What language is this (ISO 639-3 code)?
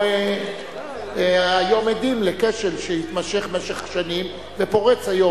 heb